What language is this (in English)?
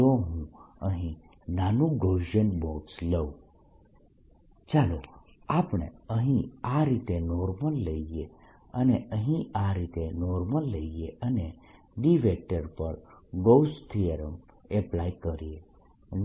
Gujarati